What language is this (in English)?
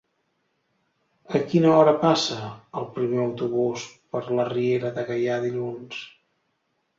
Catalan